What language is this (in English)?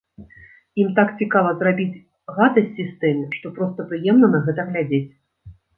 Belarusian